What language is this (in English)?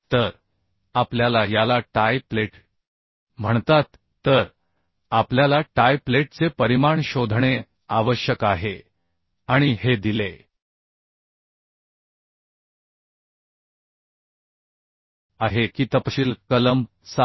Marathi